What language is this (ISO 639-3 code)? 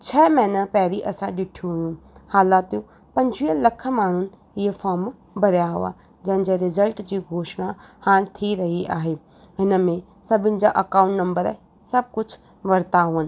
snd